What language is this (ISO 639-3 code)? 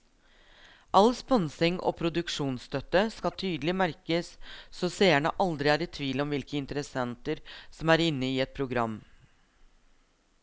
nor